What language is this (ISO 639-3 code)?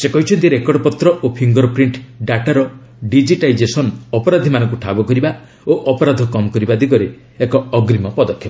ori